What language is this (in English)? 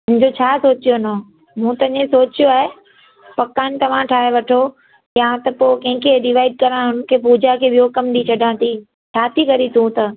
Sindhi